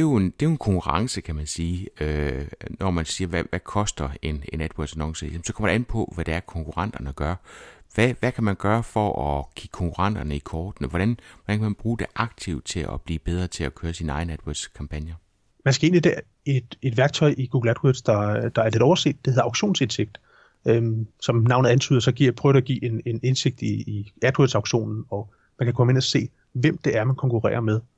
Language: Danish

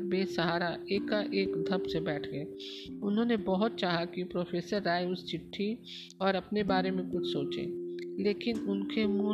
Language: Hindi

